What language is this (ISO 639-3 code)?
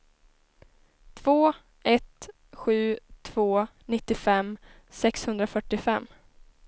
swe